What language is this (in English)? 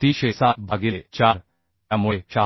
Marathi